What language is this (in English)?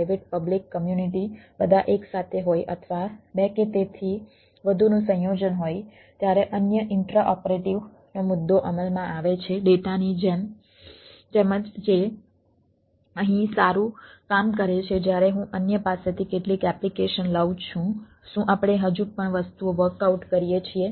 Gujarati